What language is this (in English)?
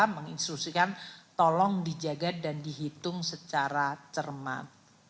Indonesian